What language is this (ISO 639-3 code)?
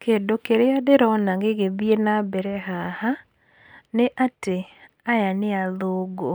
kik